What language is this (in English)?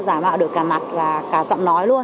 Vietnamese